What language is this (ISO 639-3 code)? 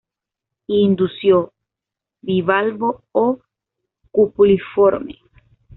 spa